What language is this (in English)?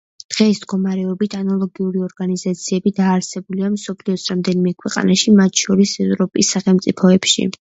Georgian